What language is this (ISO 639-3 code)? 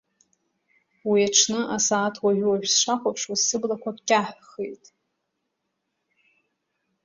abk